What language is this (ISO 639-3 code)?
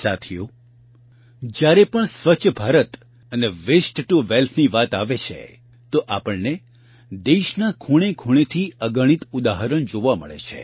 guj